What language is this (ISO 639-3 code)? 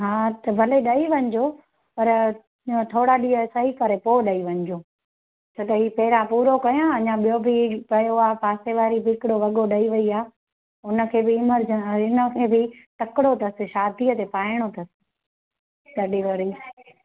snd